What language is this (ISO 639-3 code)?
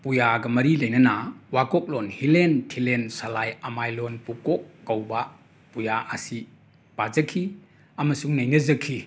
mni